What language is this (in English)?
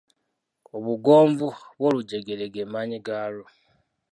Ganda